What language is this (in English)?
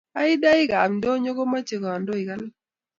Kalenjin